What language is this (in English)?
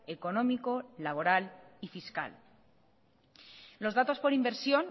Spanish